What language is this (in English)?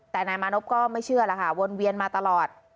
Thai